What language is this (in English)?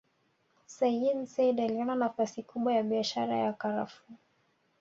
Swahili